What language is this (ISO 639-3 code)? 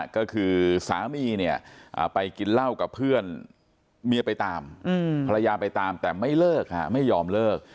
tha